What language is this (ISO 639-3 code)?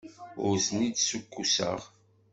kab